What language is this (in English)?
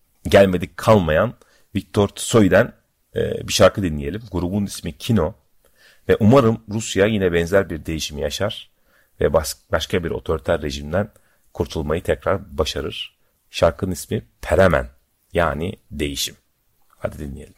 Turkish